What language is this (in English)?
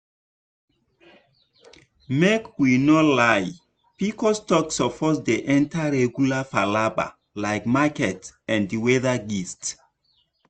Nigerian Pidgin